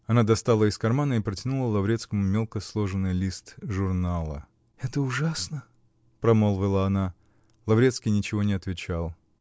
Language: Russian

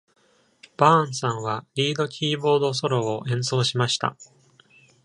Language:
Japanese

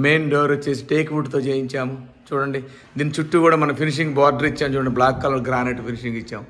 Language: Telugu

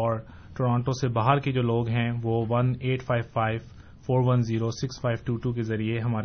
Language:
Urdu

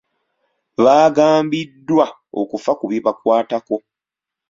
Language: Ganda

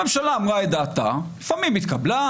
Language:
Hebrew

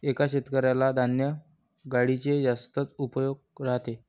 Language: Marathi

